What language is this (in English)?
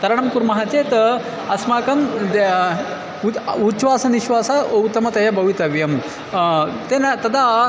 Sanskrit